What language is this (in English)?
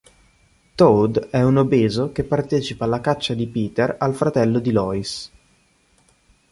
Italian